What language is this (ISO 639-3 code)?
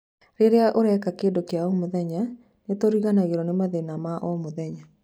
kik